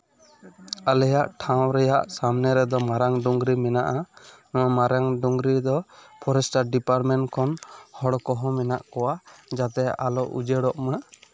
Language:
Santali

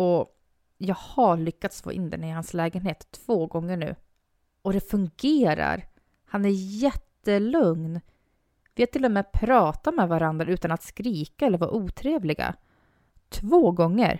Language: Swedish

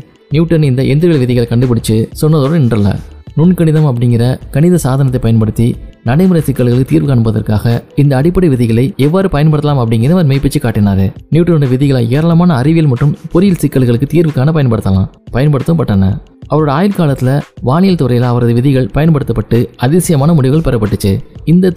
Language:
Tamil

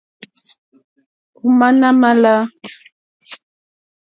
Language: Mokpwe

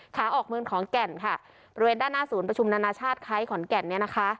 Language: Thai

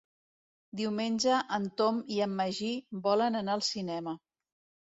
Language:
Catalan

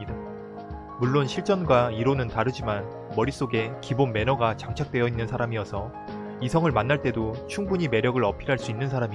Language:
Korean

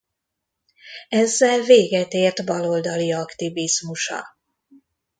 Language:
Hungarian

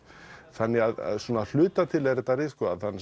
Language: Icelandic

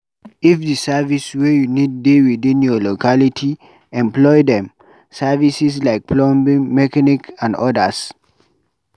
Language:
Nigerian Pidgin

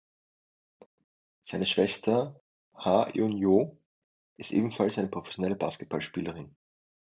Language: German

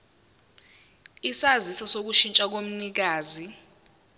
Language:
Zulu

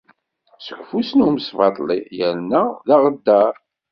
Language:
Kabyle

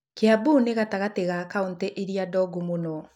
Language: Kikuyu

